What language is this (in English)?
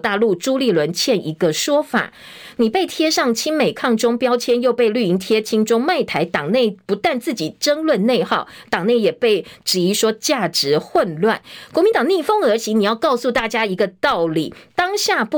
Chinese